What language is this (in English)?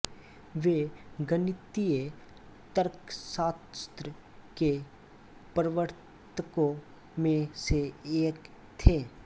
Hindi